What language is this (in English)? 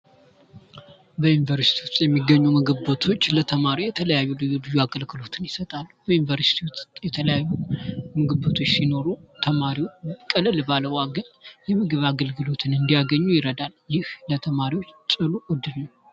Amharic